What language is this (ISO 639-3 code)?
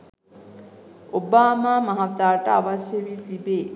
sin